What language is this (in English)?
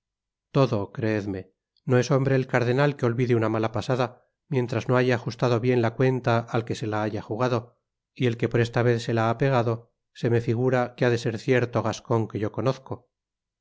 Spanish